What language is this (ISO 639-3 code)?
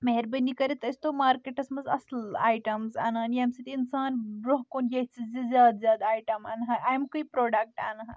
kas